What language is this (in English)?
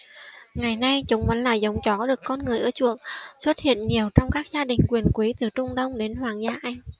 Vietnamese